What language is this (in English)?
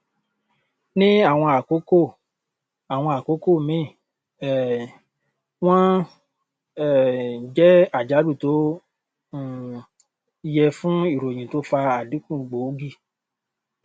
Yoruba